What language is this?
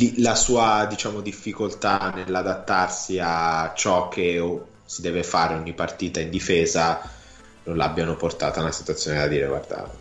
Italian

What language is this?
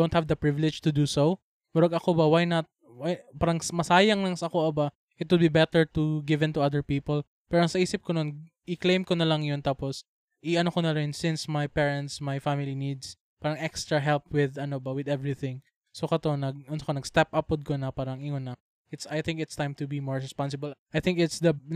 Filipino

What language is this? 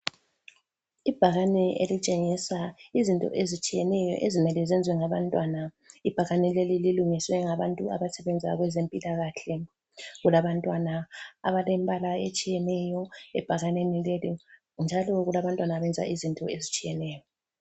North Ndebele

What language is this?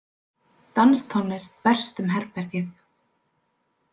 Icelandic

